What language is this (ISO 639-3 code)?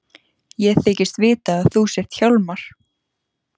isl